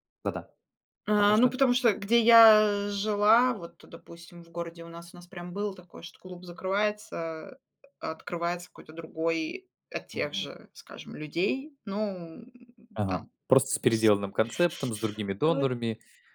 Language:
Russian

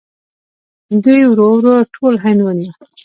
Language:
Pashto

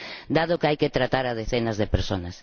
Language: Spanish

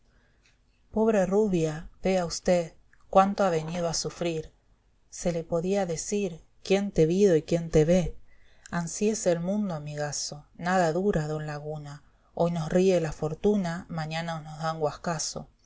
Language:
Spanish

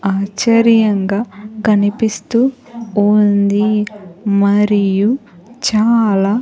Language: Telugu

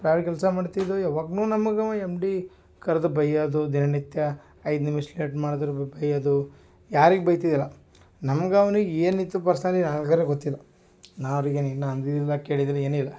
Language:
Kannada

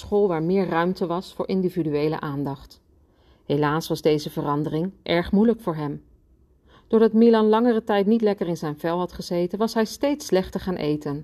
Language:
Dutch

